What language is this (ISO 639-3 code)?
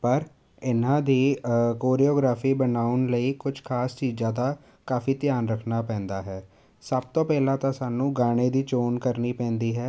pan